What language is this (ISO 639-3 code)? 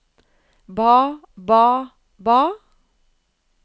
nor